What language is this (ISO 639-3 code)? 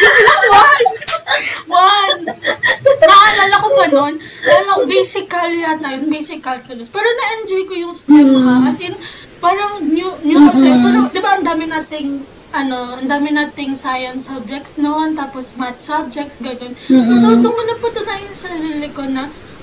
fil